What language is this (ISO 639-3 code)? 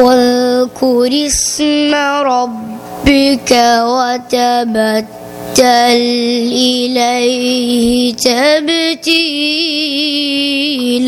ara